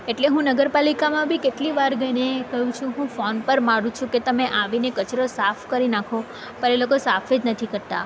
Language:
Gujarati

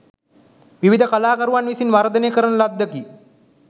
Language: Sinhala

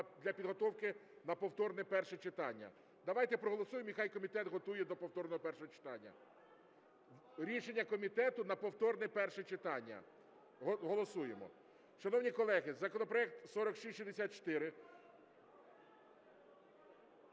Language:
Ukrainian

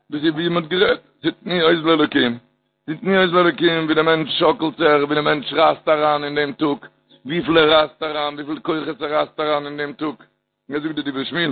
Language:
Hebrew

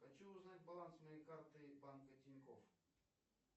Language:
Russian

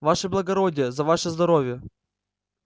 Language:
Russian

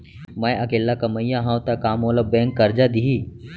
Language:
Chhattisgarhi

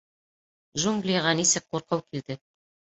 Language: Bashkir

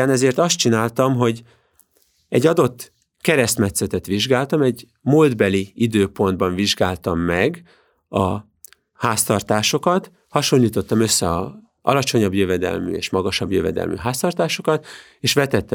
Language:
Hungarian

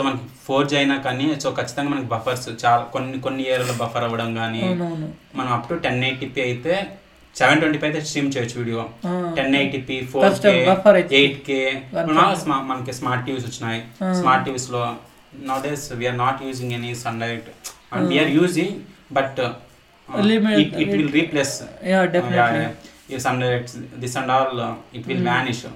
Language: Telugu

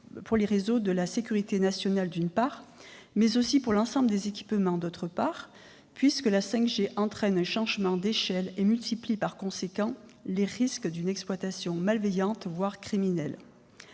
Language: French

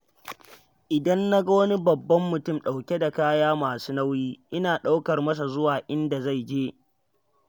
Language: Hausa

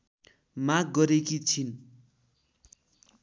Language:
Nepali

